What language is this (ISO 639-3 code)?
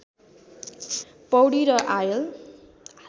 nep